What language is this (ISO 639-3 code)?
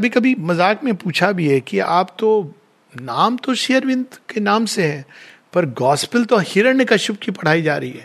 hin